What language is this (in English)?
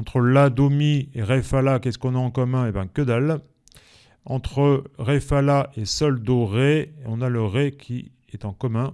French